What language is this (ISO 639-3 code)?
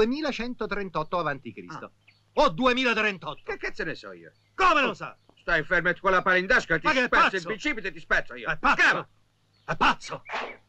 ita